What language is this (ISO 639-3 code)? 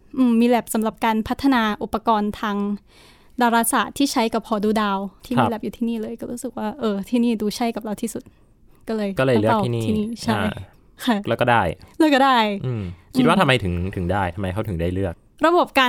tha